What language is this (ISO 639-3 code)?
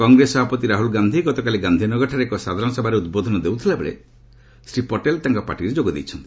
ori